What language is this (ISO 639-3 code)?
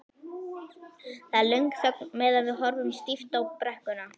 isl